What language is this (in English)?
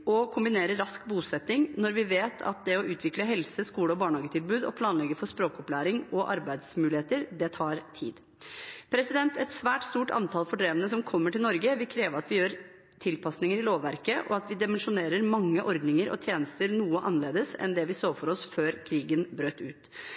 Norwegian Bokmål